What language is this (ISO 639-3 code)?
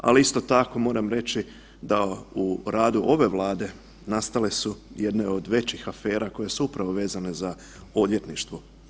hrv